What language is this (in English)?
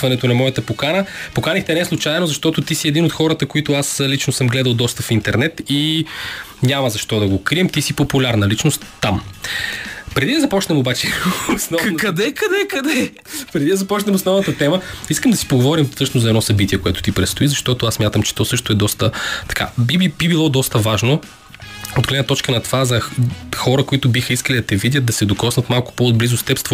Bulgarian